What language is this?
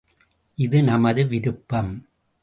Tamil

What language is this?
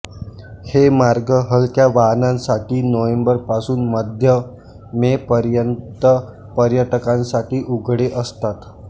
Marathi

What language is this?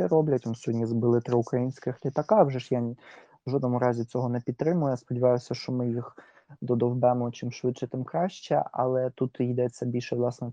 Ukrainian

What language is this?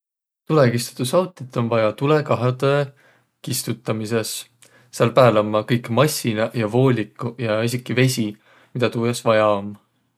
Võro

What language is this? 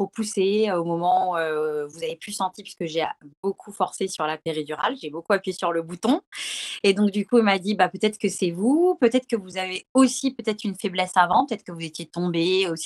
French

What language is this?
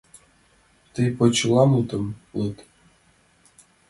Mari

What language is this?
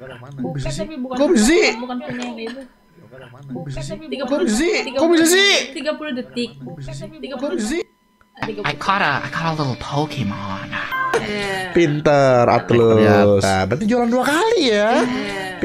Indonesian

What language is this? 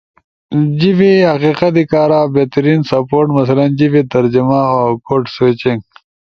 Ushojo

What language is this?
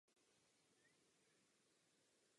Czech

